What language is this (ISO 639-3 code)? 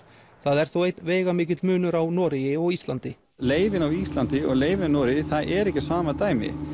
isl